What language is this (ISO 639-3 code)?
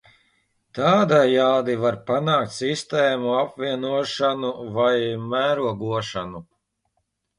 lav